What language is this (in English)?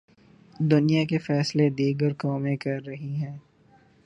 Urdu